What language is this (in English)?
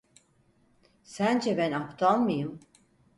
Turkish